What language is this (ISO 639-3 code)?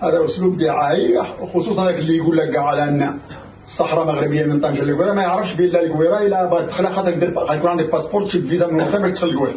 ara